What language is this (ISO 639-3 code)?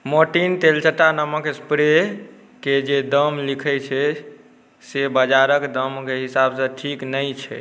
mai